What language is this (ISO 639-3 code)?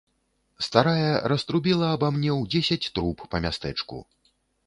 bel